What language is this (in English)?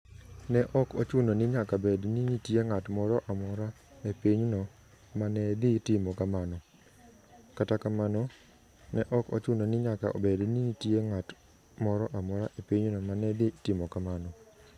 Luo (Kenya and Tanzania)